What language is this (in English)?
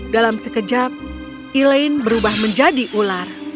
Indonesian